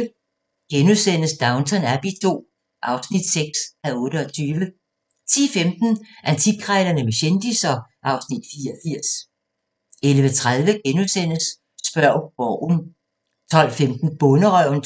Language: Danish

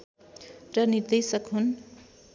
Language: Nepali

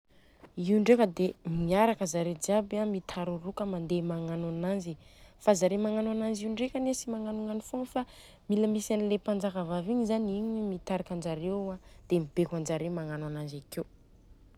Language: Southern Betsimisaraka Malagasy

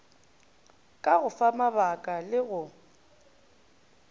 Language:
Northern Sotho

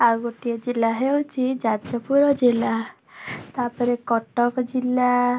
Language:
Odia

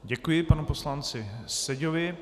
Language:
Czech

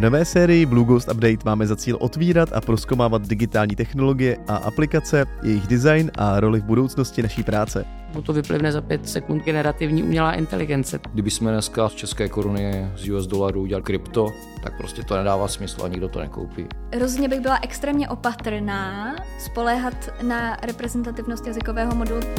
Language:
Czech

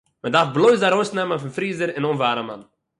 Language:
Yiddish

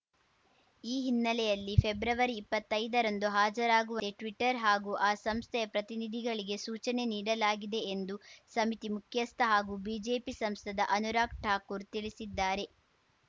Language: Kannada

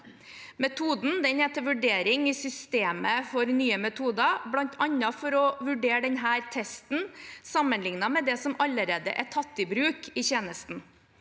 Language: Norwegian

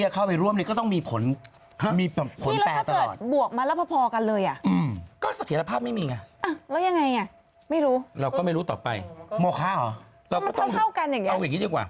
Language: Thai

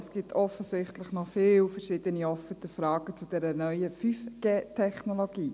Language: Swiss German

